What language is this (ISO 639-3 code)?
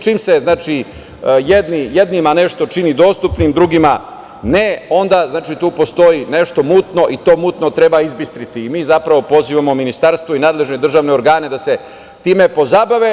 srp